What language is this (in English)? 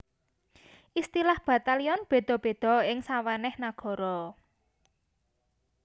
Javanese